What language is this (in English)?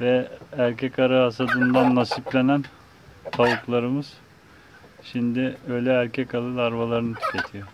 Turkish